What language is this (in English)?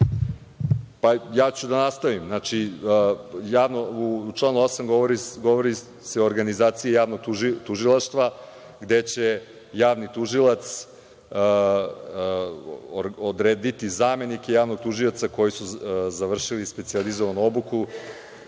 Serbian